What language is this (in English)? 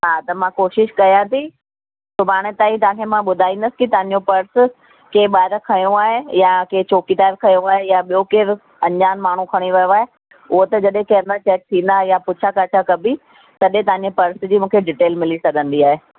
Sindhi